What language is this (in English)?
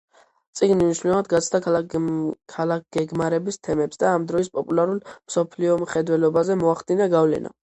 Georgian